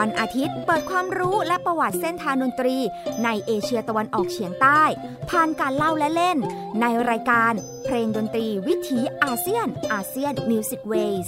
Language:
Thai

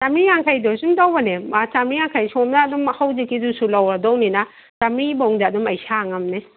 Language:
Manipuri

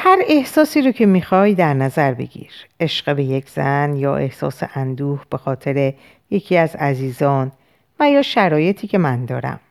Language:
Persian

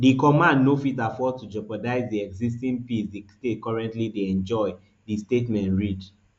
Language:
Nigerian Pidgin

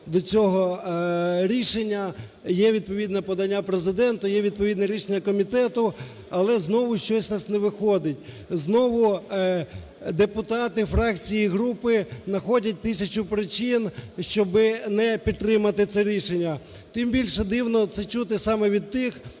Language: Ukrainian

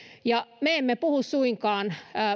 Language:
Finnish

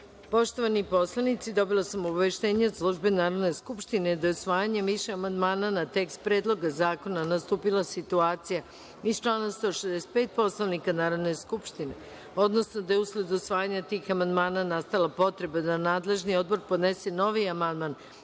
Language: Serbian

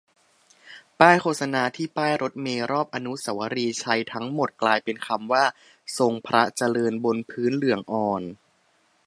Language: Thai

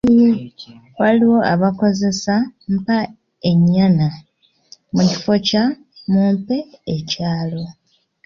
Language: Ganda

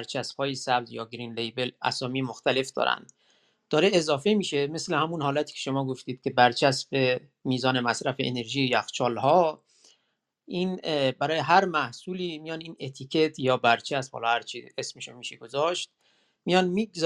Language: Persian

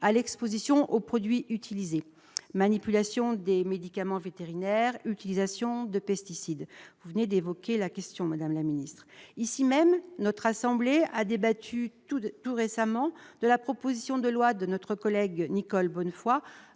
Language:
French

